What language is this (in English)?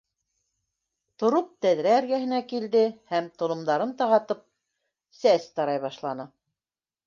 Bashkir